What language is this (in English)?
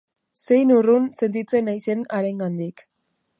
Basque